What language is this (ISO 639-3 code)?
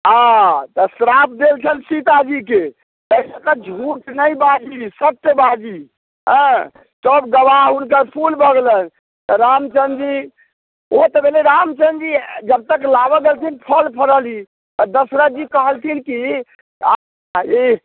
mai